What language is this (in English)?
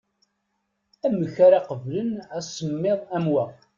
Kabyle